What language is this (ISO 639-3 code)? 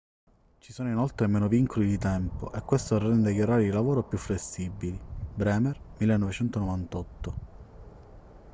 ita